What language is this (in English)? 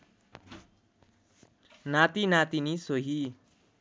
Nepali